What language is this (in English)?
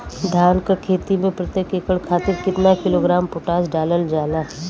Bhojpuri